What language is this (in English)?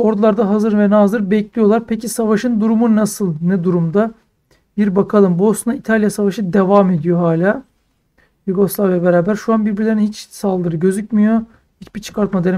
Turkish